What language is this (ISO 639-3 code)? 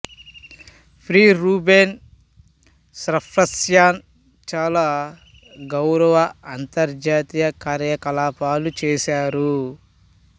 tel